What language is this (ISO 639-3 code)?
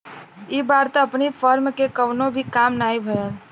bho